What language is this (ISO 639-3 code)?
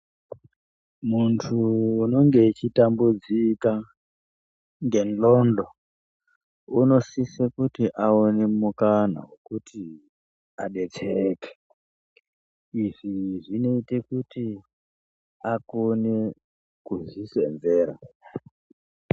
ndc